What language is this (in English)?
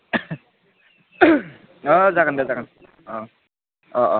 Bodo